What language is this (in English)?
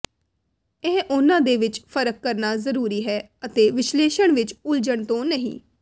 Punjabi